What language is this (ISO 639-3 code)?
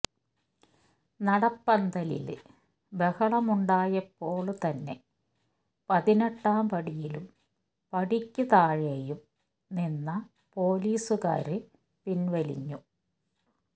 mal